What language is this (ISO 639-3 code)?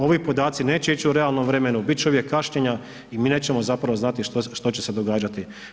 hrv